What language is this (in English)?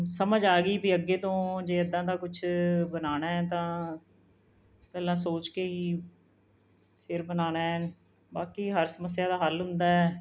Punjabi